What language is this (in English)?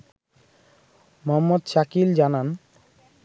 Bangla